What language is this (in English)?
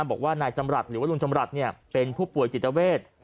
Thai